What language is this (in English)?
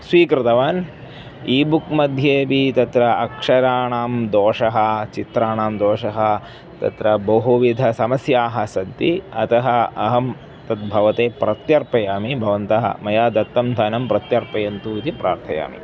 Sanskrit